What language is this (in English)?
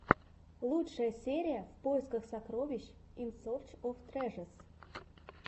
Russian